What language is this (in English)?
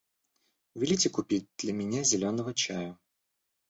Russian